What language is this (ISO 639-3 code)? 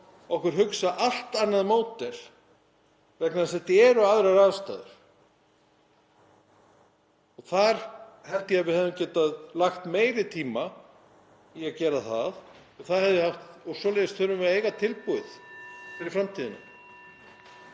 isl